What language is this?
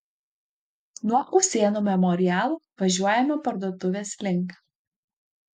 Lithuanian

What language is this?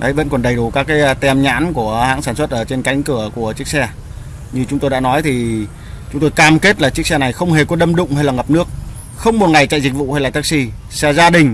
Vietnamese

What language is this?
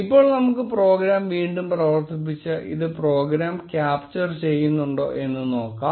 Malayalam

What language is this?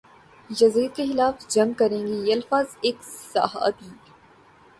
Urdu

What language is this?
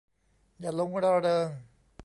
Thai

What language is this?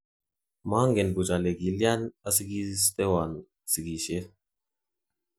Kalenjin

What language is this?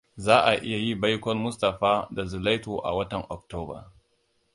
Hausa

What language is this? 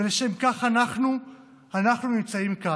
Hebrew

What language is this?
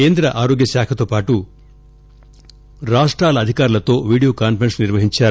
Telugu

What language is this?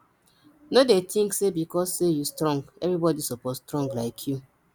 Nigerian Pidgin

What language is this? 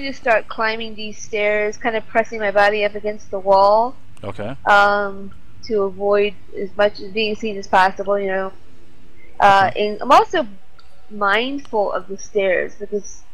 English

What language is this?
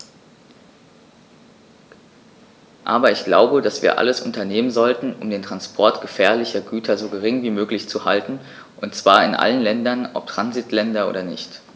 German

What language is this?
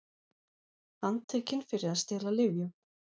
Icelandic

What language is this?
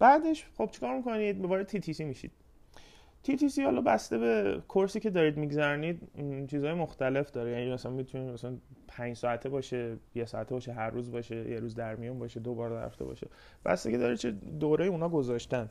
Persian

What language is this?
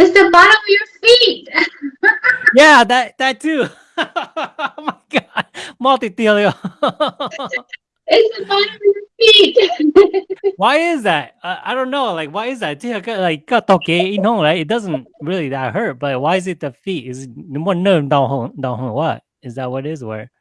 English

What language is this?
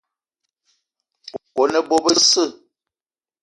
Eton (Cameroon)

